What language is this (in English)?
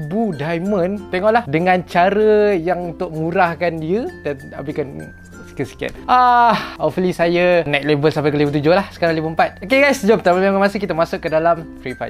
Malay